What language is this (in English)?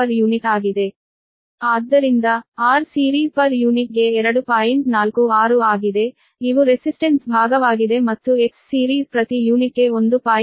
Kannada